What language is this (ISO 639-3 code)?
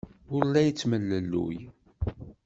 kab